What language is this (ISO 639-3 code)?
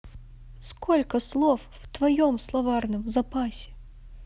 rus